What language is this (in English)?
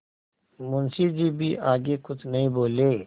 Hindi